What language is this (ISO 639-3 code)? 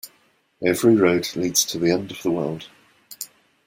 eng